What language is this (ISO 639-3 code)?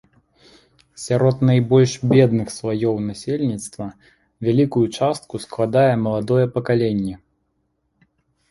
bel